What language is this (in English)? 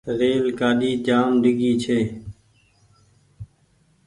Goaria